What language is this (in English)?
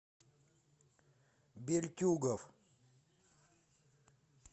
Russian